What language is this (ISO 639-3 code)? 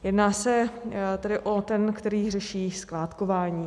ces